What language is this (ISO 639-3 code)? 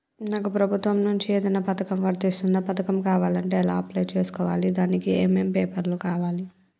tel